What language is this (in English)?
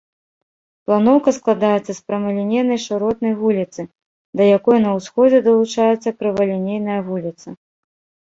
Belarusian